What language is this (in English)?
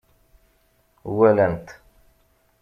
Kabyle